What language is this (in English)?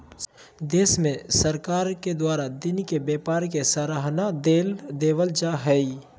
Magahi